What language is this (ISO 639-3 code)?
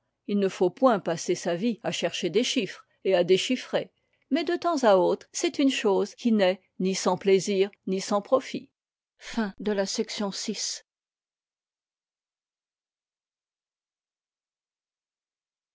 fra